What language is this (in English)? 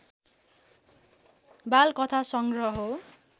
Nepali